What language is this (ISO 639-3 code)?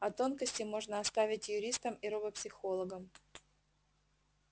rus